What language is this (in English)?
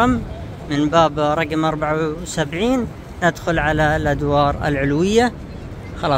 Arabic